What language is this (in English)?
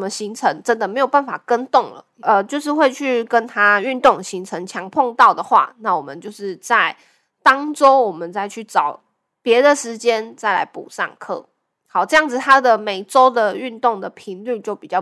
Chinese